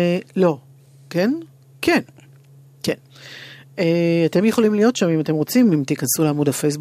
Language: Hebrew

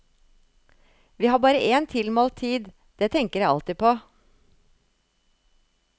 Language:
Norwegian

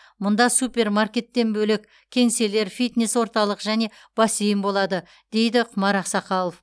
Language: Kazakh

